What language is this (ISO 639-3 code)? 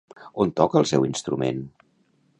cat